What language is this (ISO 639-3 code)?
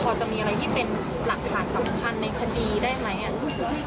tha